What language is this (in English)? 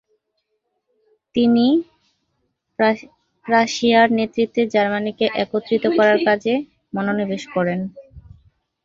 Bangla